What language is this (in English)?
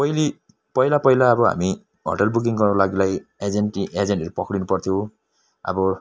Nepali